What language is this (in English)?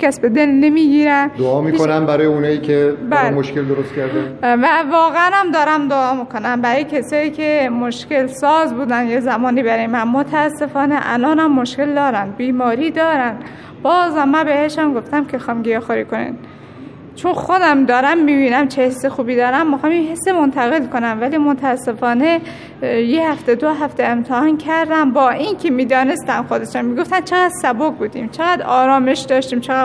Persian